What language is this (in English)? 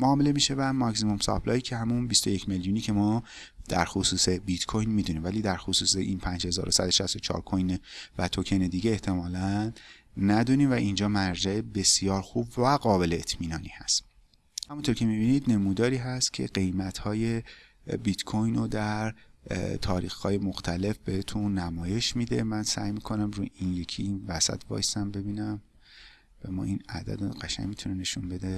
Persian